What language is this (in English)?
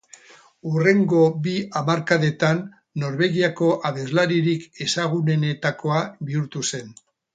Basque